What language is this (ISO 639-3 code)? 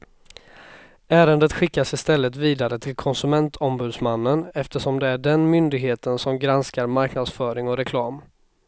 swe